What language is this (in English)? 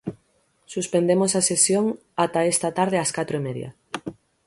Galician